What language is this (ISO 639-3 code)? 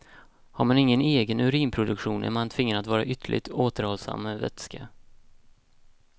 swe